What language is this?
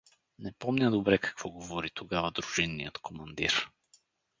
Bulgarian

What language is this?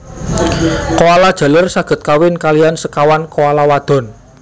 Javanese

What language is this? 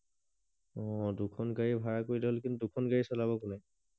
Assamese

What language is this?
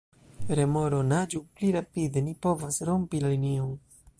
Esperanto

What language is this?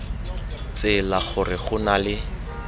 Tswana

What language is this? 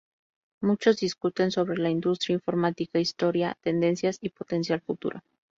Spanish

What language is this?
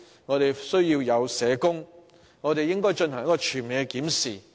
Cantonese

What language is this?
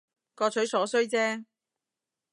Cantonese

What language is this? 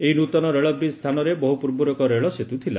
Odia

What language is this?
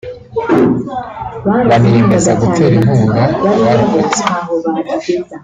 Kinyarwanda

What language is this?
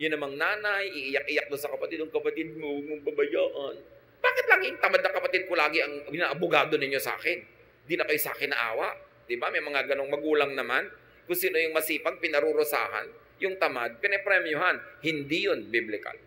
Filipino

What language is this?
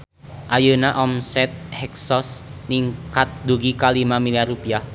Sundanese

